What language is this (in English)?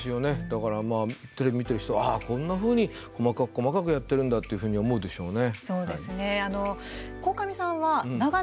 Japanese